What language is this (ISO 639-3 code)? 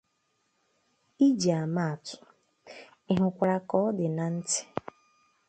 ibo